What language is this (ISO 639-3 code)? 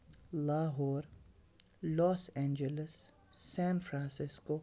kas